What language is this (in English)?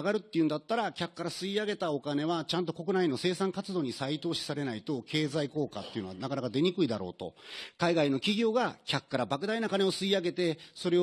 Japanese